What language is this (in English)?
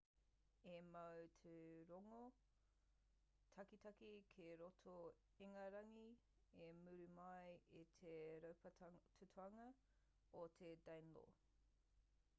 Māori